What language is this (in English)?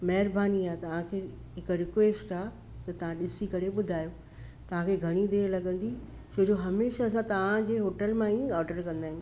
Sindhi